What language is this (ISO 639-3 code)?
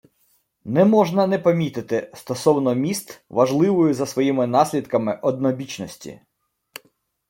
ukr